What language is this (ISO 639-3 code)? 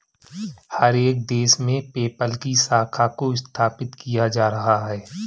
hin